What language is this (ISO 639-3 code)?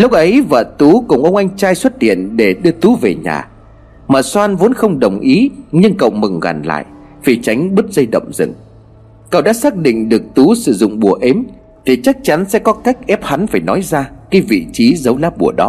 vie